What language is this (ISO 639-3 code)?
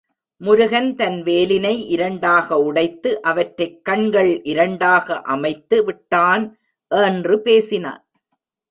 tam